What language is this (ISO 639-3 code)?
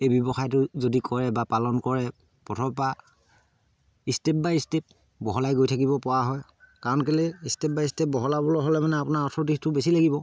asm